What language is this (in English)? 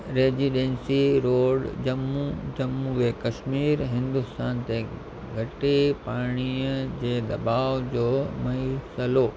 Sindhi